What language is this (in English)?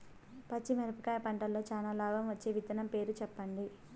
Telugu